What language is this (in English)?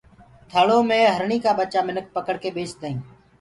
Gurgula